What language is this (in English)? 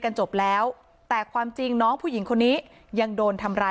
Thai